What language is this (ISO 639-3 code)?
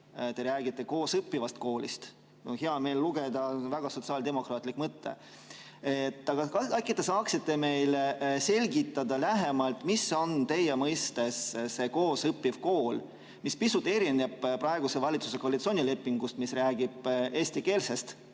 est